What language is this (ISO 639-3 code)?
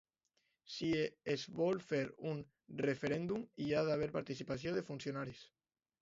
cat